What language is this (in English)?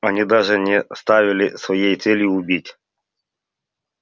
Russian